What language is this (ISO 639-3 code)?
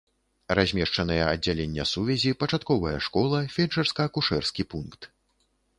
bel